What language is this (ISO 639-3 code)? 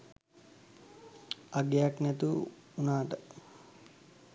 sin